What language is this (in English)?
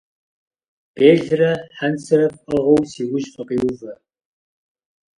Kabardian